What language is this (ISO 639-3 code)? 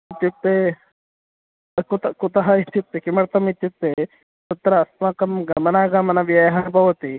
san